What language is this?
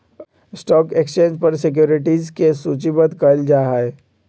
Magahi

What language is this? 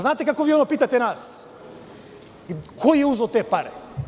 Serbian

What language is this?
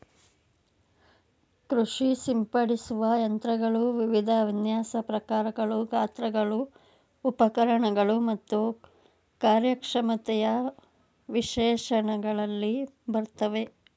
Kannada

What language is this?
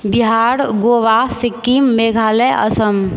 Maithili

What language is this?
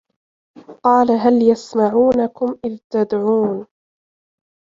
Arabic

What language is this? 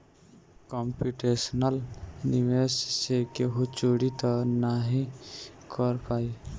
Bhojpuri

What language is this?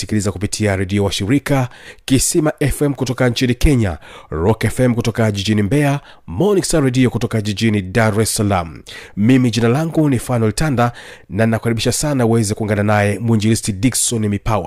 Swahili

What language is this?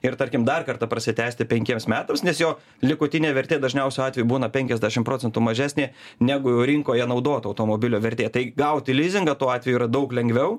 Lithuanian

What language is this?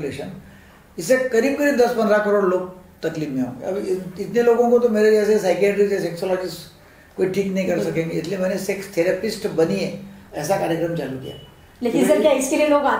Hindi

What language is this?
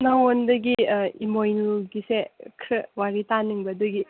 Manipuri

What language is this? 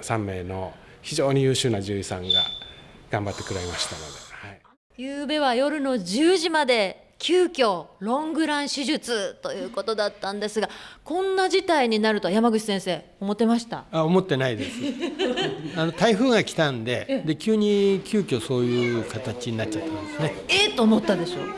Japanese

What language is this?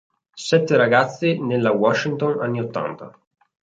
Italian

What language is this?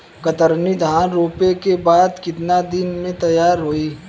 Bhojpuri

